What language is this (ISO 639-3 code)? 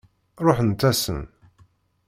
kab